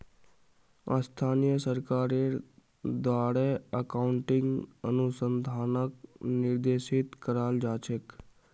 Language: Magahi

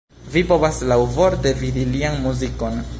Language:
Esperanto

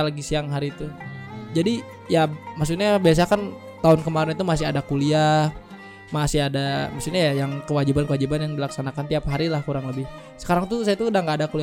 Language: Indonesian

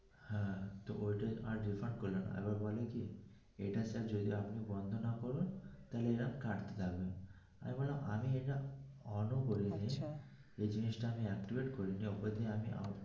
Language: Bangla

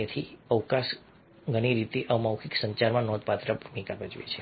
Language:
Gujarati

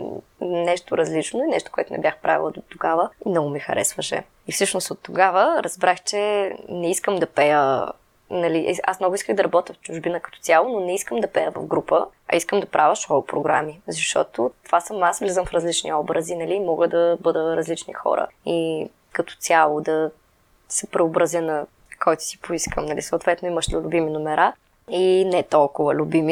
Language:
Bulgarian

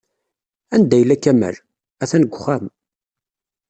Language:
Kabyle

